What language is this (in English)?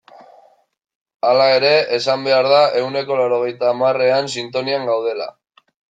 Basque